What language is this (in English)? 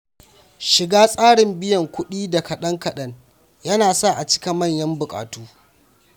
Hausa